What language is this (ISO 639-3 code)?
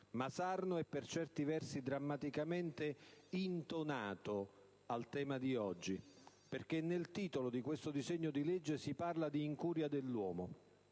ita